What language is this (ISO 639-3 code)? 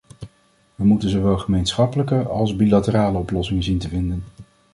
nld